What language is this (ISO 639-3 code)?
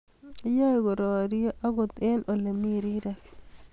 kln